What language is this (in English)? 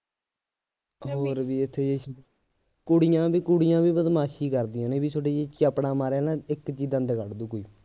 Punjabi